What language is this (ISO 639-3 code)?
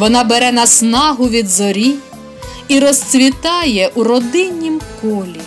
ukr